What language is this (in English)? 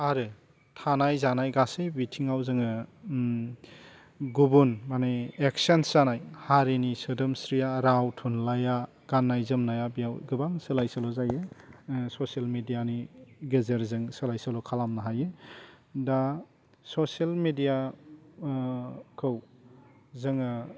Bodo